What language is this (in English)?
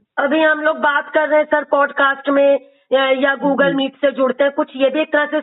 Hindi